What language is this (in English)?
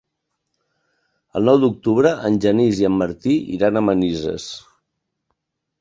Catalan